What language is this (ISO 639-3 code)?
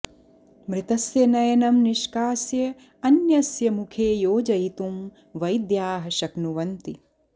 san